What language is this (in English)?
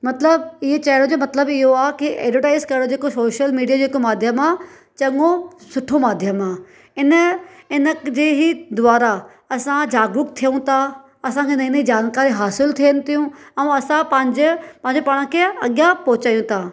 Sindhi